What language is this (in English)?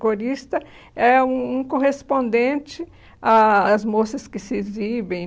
Portuguese